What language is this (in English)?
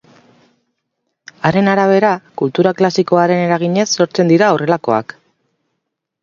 Basque